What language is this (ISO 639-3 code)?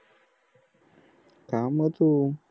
mar